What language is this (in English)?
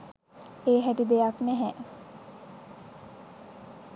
Sinhala